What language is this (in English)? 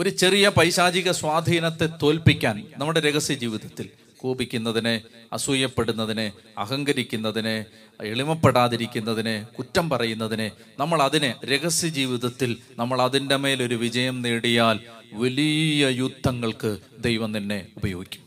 Malayalam